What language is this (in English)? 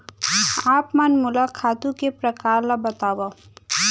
Chhattisgarhi